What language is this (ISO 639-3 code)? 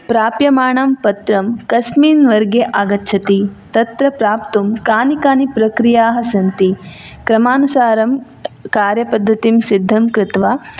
san